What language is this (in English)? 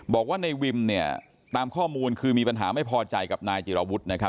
Thai